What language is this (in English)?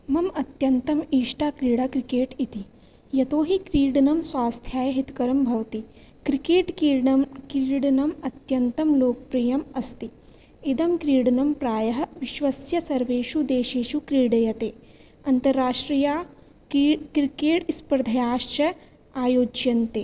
Sanskrit